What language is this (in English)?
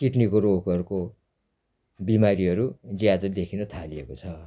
Nepali